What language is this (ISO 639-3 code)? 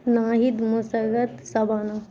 urd